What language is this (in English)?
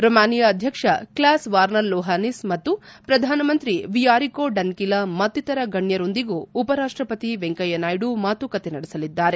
Kannada